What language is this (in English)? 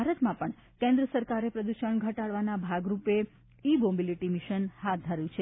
Gujarati